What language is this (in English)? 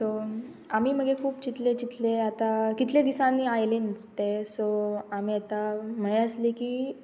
Konkani